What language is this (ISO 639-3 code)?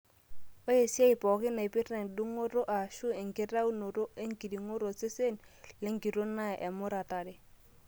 mas